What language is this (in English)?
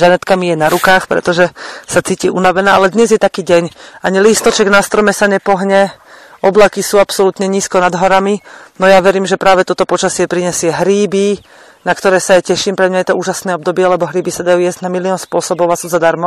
Slovak